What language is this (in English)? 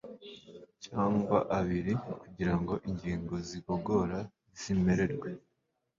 Kinyarwanda